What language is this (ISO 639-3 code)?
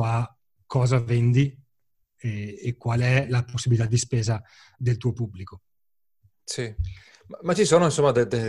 ita